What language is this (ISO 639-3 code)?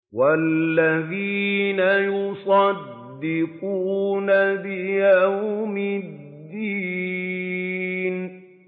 ara